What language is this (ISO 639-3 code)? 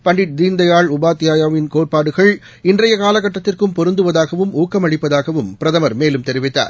tam